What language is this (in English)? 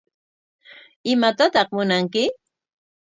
Corongo Ancash Quechua